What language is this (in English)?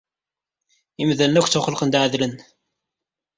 Kabyle